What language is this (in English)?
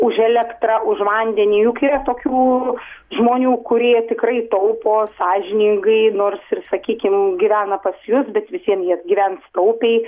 Lithuanian